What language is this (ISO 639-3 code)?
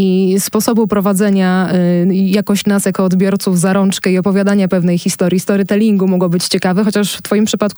pol